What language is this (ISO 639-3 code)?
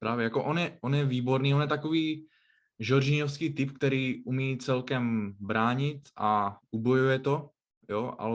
ces